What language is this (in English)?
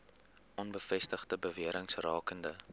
Afrikaans